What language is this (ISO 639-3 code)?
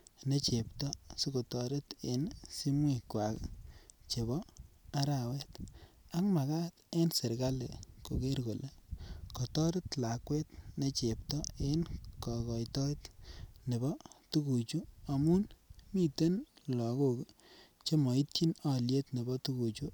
kln